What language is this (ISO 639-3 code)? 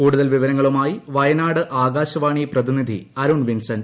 mal